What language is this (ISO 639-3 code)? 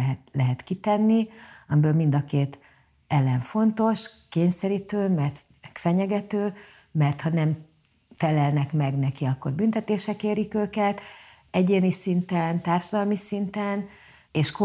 hun